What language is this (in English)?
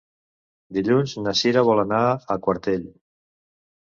Catalan